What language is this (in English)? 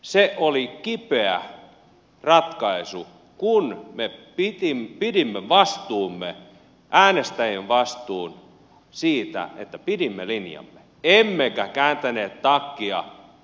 Finnish